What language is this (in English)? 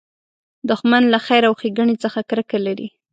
Pashto